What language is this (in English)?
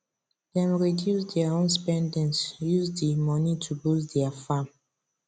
Nigerian Pidgin